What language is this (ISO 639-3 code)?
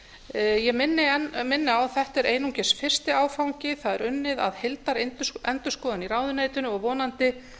isl